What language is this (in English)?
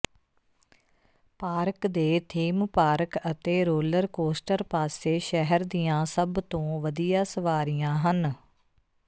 Punjabi